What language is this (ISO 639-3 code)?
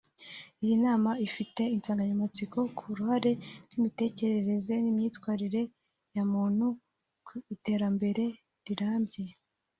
kin